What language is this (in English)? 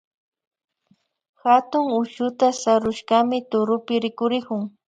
Imbabura Highland Quichua